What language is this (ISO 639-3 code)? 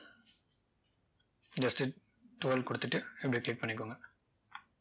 tam